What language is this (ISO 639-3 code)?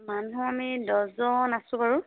asm